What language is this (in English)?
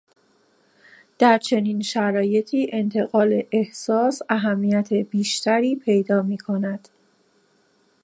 Persian